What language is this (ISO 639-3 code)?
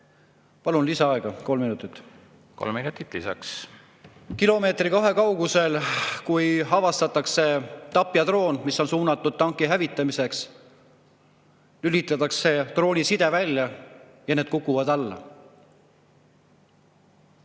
est